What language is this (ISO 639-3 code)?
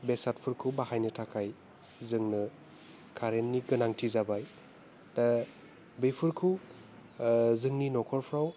brx